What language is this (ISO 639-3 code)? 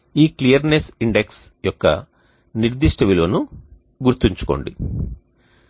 tel